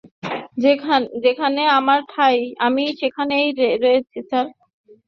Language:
Bangla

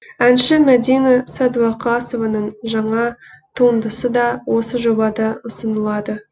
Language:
Kazakh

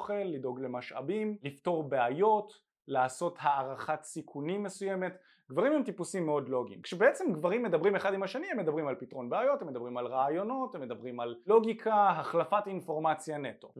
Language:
Hebrew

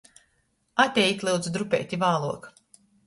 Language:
Latgalian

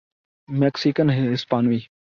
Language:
Urdu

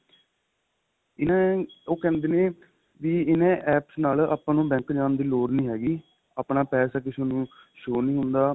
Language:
Punjabi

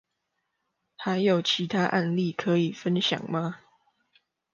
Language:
Chinese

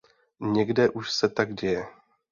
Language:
Czech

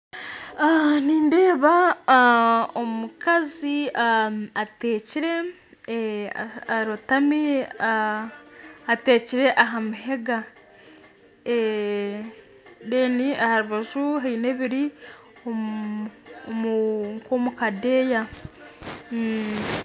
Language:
Nyankole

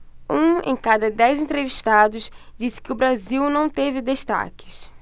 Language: Portuguese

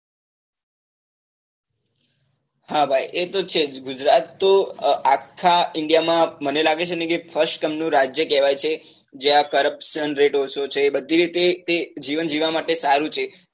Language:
Gujarati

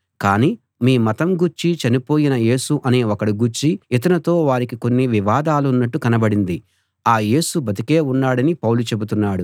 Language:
Telugu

